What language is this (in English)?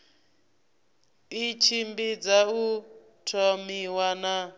Venda